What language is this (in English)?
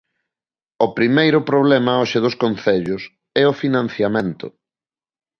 Galician